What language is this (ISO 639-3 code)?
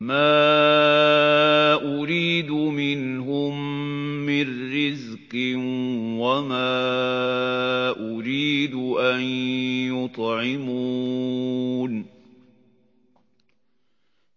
ara